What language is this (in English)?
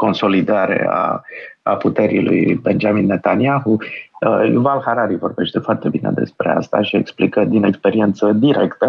Romanian